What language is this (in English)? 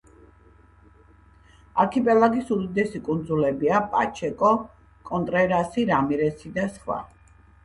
Georgian